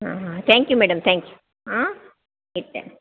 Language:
Kannada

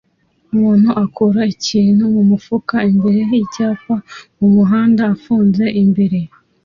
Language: Kinyarwanda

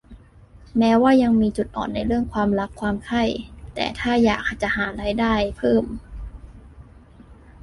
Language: Thai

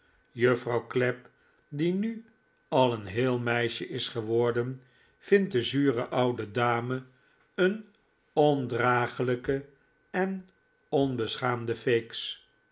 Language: Dutch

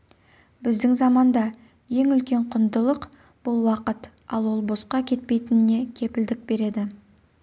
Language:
Kazakh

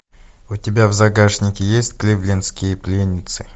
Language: Russian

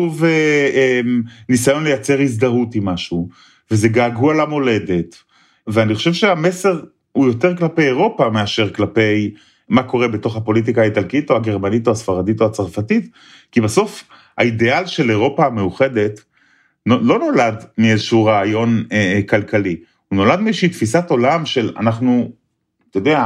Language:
Hebrew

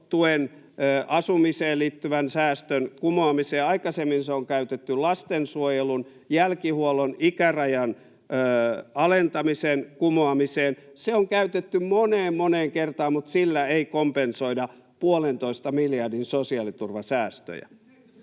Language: Finnish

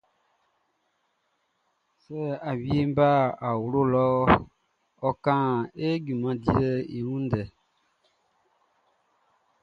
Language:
Baoulé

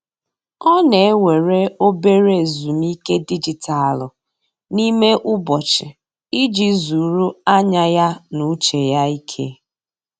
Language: Igbo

